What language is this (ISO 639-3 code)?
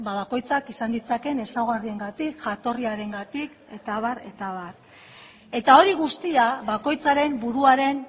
eus